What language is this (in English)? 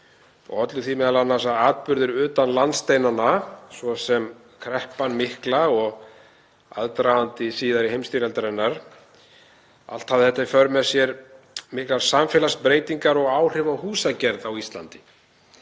Icelandic